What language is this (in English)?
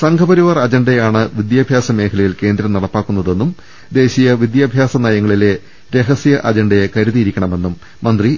Malayalam